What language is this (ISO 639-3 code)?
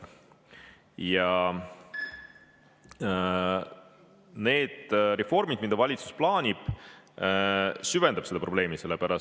est